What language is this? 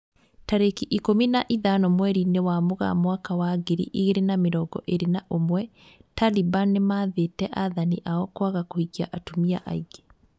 Kikuyu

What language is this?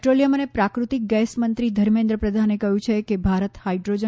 Gujarati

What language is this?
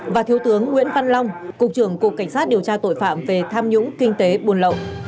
Vietnamese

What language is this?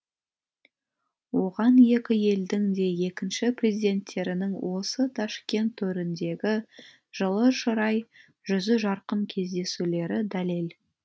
Kazakh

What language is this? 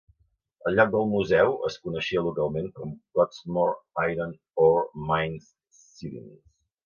Catalan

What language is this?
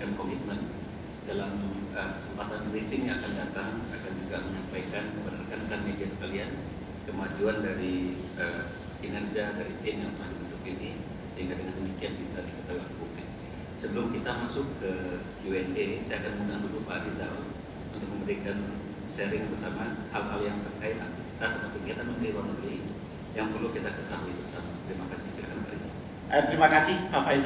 Indonesian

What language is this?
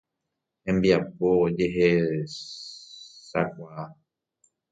Guarani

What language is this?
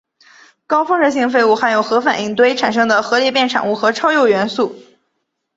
Chinese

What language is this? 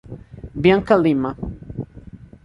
Portuguese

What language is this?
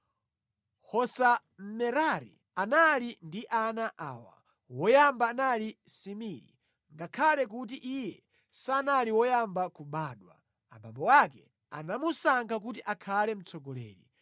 Nyanja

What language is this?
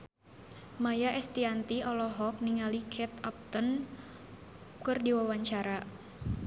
Sundanese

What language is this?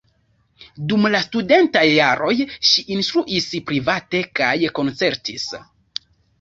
Esperanto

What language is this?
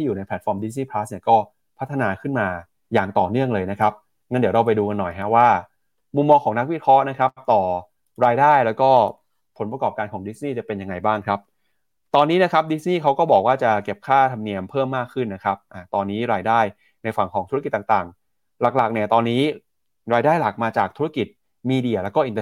Thai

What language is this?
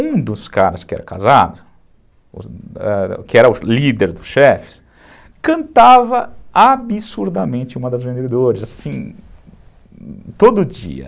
Portuguese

